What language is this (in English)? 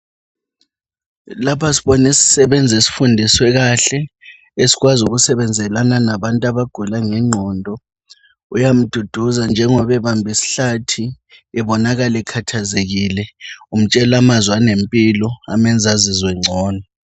North Ndebele